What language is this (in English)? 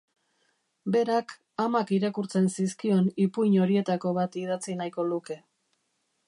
Basque